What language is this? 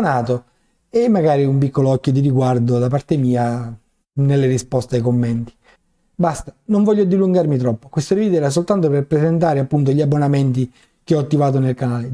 Italian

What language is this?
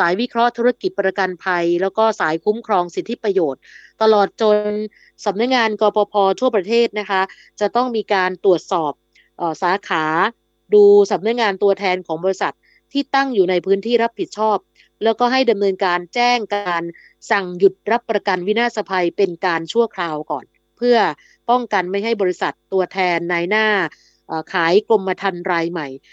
Thai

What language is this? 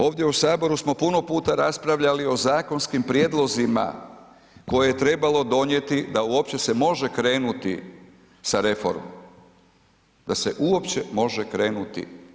Croatian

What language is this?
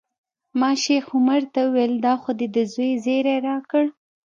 Pashto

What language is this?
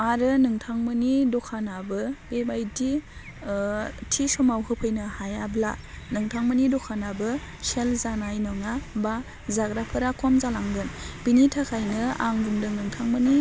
Bodo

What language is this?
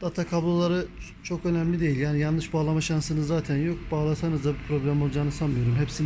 Turkish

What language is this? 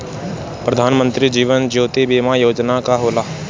Bhojpuri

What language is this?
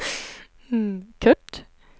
Swedish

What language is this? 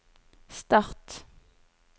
Norwegian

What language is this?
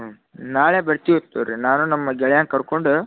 Kannada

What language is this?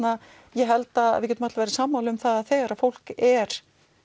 Icelandic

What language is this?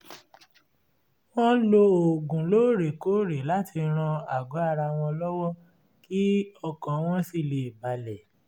Yoruba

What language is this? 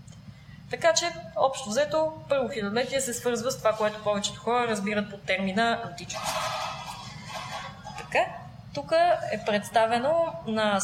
Bulgarian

